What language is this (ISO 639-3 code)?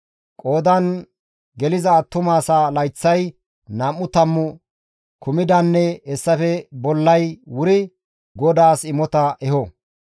gmv